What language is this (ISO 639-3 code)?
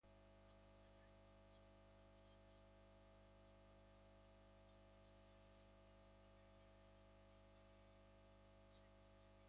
eus